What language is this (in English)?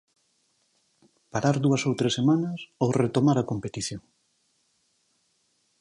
Galician